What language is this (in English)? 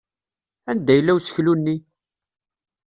Kabyle